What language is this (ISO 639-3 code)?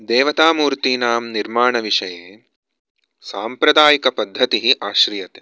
san